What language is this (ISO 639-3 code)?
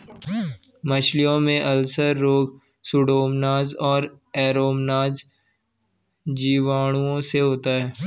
hin